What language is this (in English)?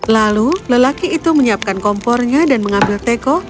Indonesian